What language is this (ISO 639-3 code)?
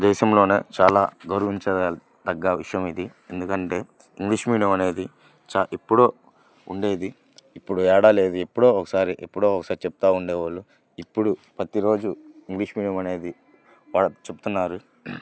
tel